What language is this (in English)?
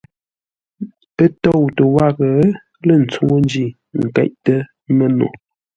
Ngombale